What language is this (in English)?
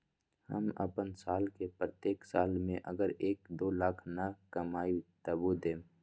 Magahi